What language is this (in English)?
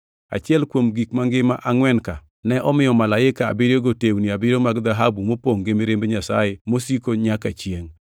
Luo (Kenya and Tanzania)